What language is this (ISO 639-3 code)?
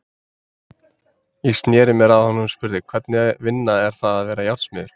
isl